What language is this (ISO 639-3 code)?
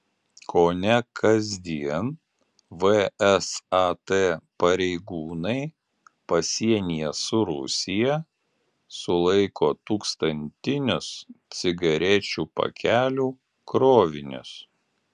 lit